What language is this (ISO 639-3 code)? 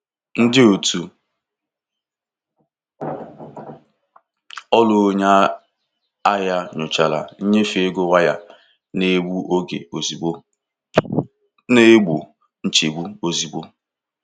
ibo